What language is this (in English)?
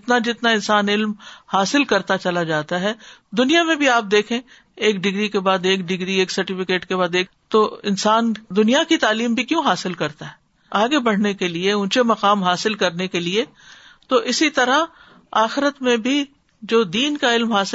Urdu